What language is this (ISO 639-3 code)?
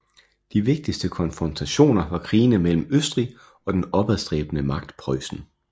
dan